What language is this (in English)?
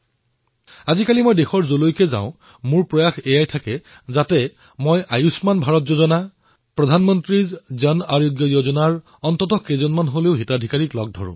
Assamese